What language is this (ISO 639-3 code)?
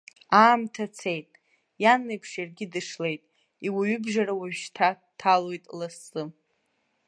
abk